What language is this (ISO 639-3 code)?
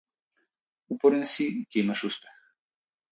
mkd